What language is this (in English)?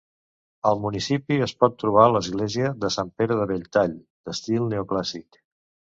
Catalan